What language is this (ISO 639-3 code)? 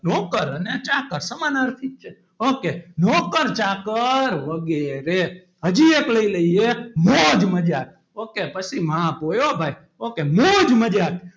guj